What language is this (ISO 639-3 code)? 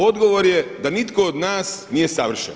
hrv